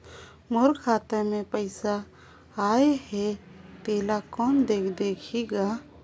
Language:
Chhattisgarhi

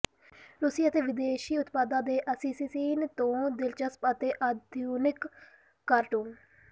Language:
Punjabi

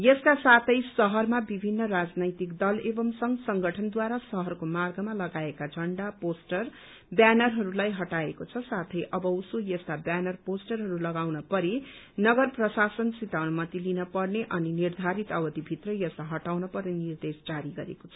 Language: Nepali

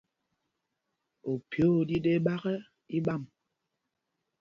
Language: Mpumpong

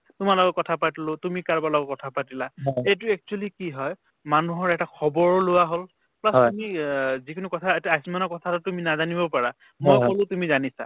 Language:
Assamese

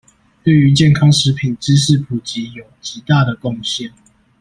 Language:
Chinese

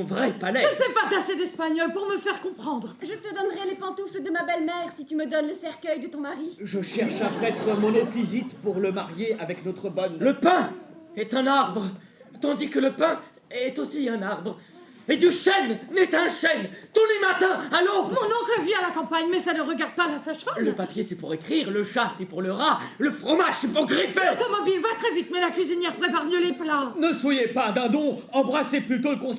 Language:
French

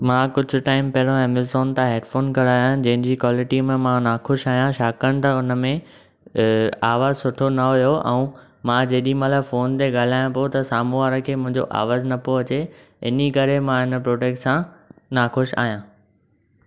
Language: Sindhi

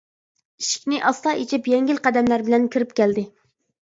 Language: Uyghur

